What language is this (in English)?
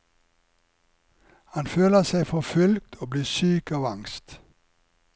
Norwegian